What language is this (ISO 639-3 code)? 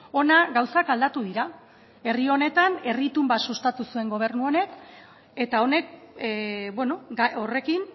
eus